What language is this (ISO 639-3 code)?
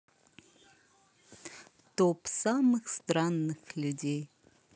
rus